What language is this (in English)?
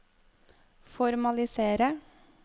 Norwegian